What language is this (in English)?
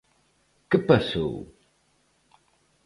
Galician